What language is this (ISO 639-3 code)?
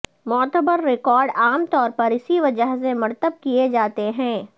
urd